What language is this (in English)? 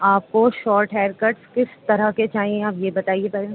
Urdu